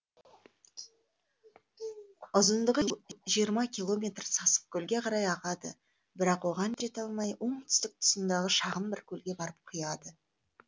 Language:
Kazakh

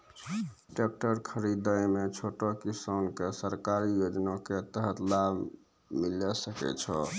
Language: Maithili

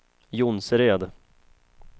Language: Swedish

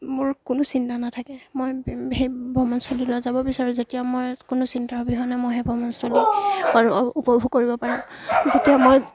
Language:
Assamese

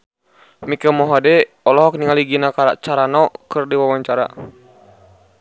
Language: Sundanese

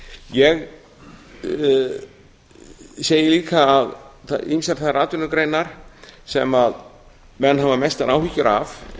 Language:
Icelandic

